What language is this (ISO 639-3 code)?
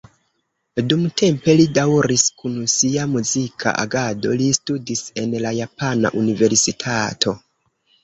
epo